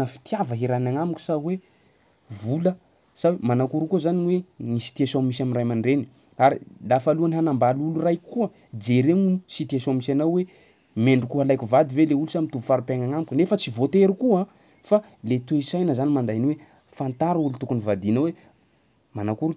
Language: Sakalava Malagasy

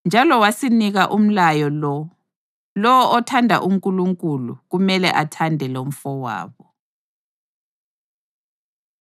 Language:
North Ndebele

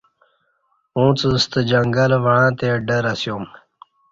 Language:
Kati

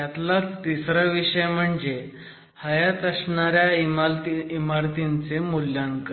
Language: Marathi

